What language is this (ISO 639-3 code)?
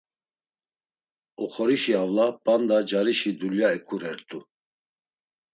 lzz